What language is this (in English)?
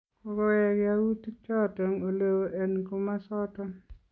Kalenjin